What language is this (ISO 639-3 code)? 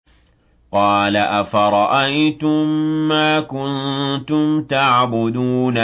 ara